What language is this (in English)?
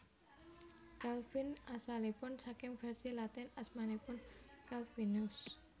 Javanese